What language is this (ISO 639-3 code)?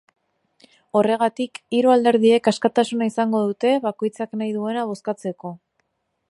eus